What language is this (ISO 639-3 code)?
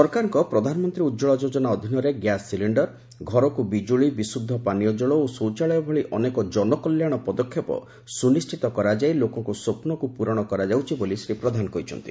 ori